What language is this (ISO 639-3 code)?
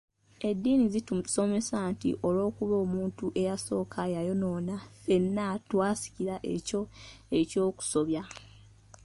lug